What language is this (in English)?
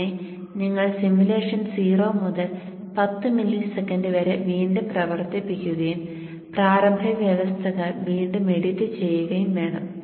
Malayalam